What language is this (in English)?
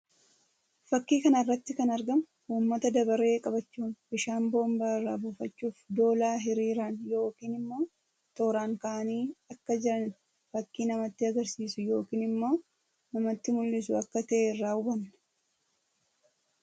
Oromo